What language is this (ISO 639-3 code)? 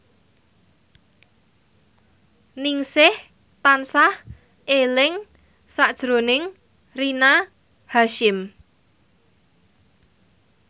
jav